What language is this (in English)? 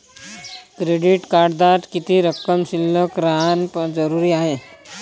Marathi